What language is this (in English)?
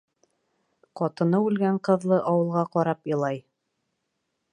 Bashkir